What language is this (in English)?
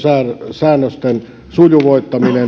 Finnish